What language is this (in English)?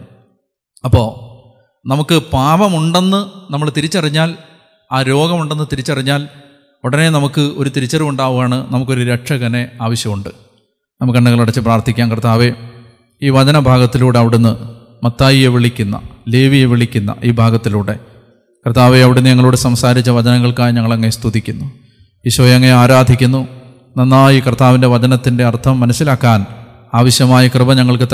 Malayalam